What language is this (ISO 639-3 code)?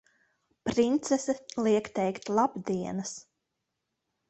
lav